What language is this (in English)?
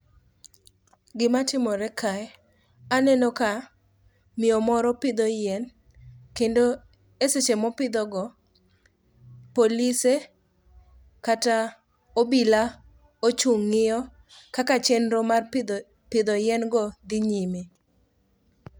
Luo (Kenya and Tanzania)